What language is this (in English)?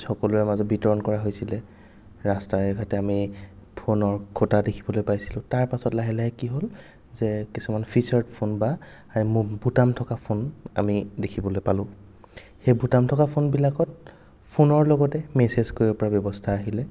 Assamese